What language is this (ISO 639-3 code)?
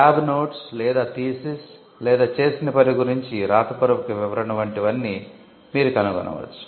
tel